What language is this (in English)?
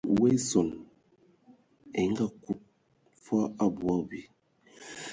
Ewondo